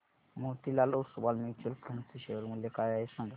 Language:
Marathi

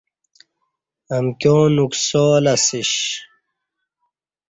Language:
Kati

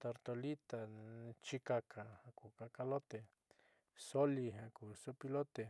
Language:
Southeastern Nochixtlán Mixtec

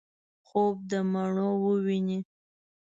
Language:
Pashto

